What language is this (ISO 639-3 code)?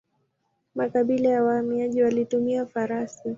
swa